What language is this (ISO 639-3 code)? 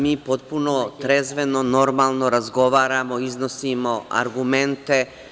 srp